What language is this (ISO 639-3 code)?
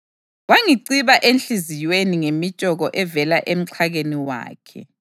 nde